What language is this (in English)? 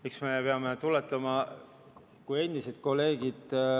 Estonian